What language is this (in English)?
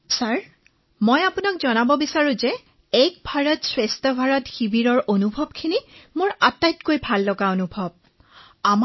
Assamese